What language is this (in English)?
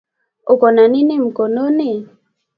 Swahili